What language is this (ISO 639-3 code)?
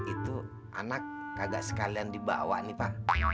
ind